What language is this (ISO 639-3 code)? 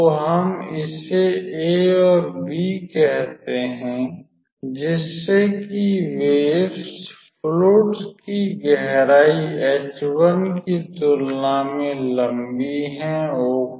hin